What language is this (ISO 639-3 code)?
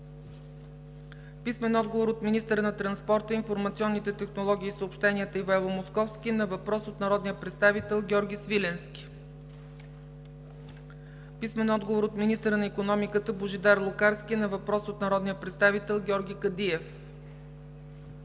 bul